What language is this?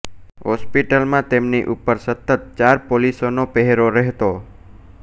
Gujarati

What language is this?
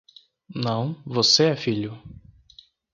Portuguese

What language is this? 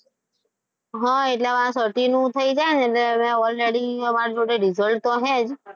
Gujarati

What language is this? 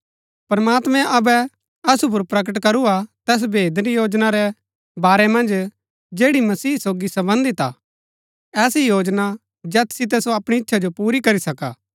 Gaddi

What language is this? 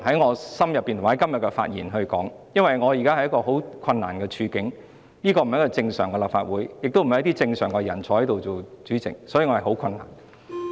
Cantonese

